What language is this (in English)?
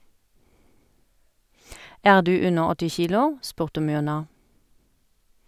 Norwegian